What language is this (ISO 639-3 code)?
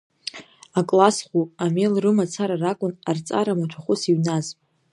abk